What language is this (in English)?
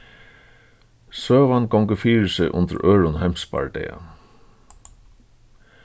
Faroese